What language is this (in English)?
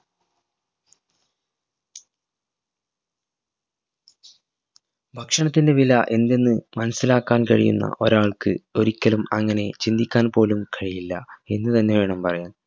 Malayalam